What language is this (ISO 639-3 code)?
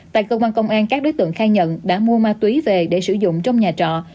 vie